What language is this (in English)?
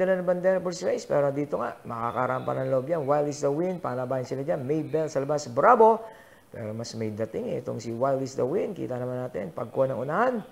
Filipino